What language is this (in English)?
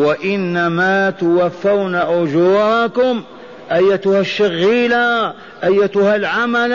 Arabic